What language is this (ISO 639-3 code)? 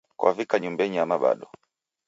dav